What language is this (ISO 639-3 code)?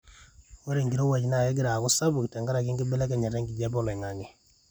mas